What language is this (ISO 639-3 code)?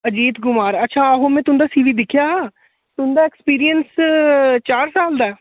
doi